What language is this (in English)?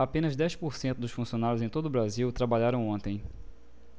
Portuguese